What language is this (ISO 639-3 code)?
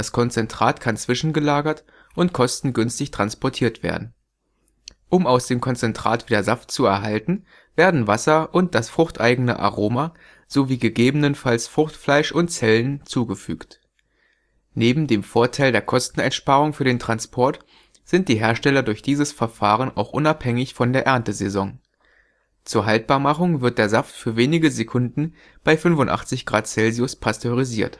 deu